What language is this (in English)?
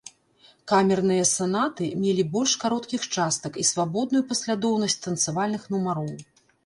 Belarusian